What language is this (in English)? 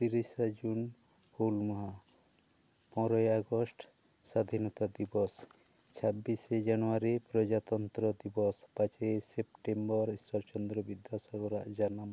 Santali